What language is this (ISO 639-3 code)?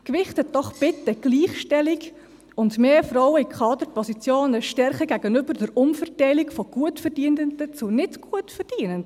gsw